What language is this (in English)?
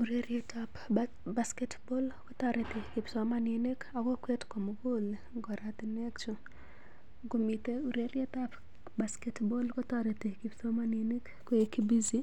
Kalenjin